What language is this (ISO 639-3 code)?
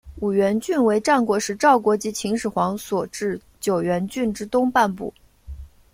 zho